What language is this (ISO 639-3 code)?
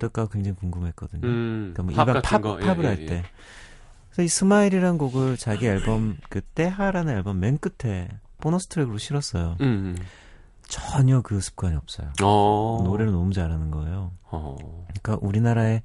kor